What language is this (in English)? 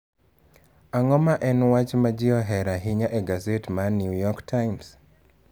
Luo (Kenya and Tanzania)